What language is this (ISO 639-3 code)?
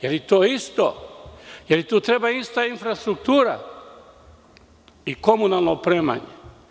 srp